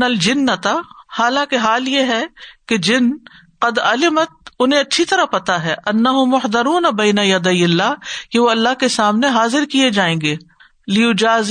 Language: Urdu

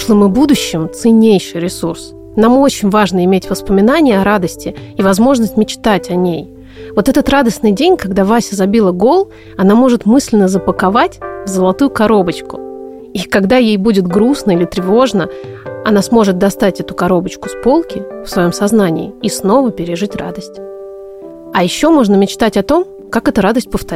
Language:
Russian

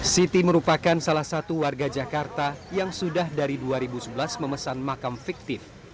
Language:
Indonesian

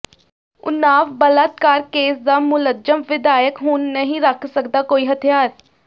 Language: Punjabi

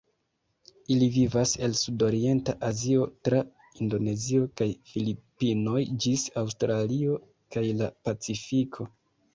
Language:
Esperanto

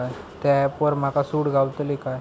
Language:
Marathi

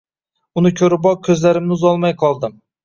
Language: Uzbek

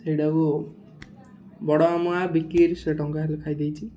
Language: Odia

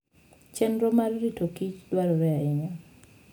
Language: Luo (Kenya and Tanzania)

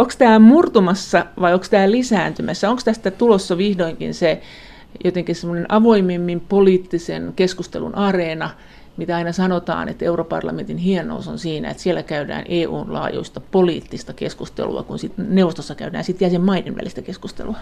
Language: Finnish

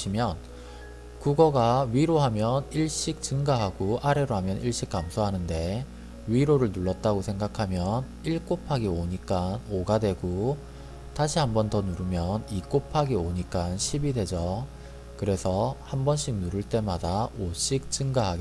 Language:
Korean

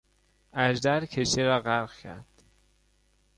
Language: Persian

